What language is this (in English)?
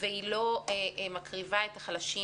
Hebrew